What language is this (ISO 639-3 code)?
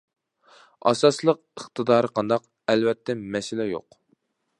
uig